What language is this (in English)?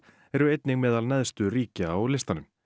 Icelandic